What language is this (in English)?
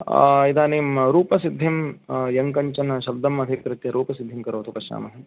Sanskrit